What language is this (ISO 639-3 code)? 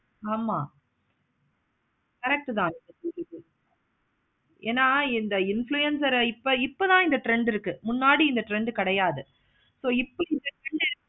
tam